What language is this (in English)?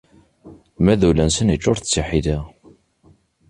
Kabyle